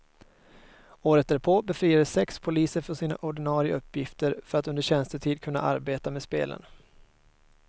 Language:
Swedish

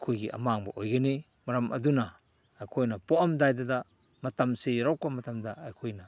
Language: Manipuri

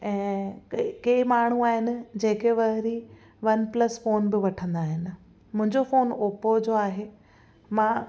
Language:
Sindhi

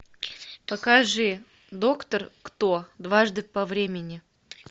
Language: Russian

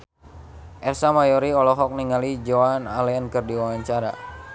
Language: Sundanese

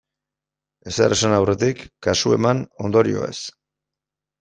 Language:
Basque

